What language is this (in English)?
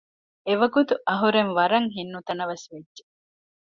Divehi